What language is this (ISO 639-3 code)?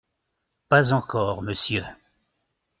fra